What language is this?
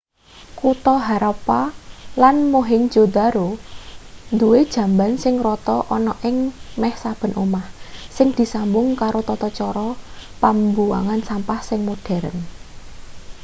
Javanese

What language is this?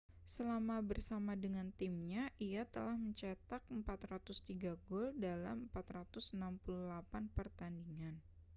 Indonesian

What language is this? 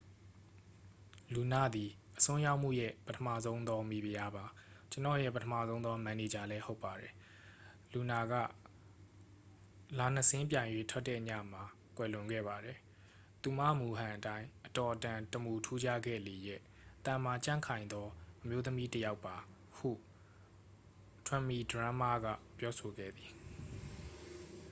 Burmese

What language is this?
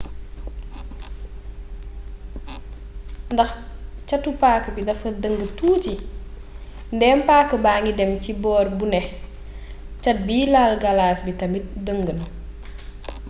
Wolof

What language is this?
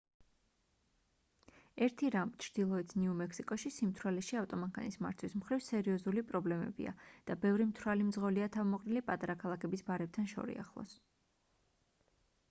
Georgian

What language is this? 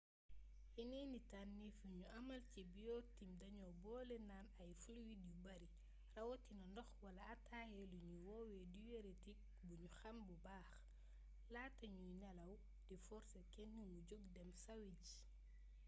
Wolof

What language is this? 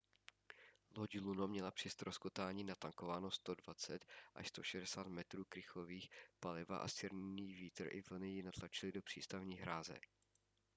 Czech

